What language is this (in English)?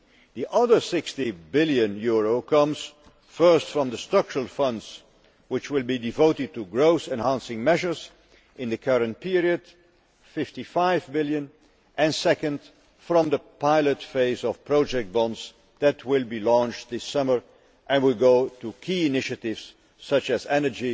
English